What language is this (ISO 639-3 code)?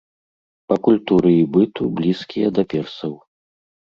bel